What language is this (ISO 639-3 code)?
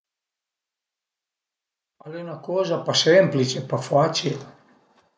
pms